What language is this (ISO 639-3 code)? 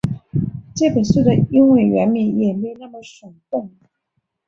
zho